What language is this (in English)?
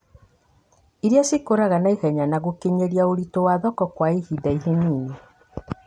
Kikuyu